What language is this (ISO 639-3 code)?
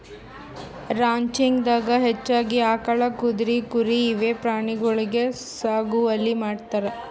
kan